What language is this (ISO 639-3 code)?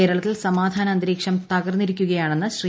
mal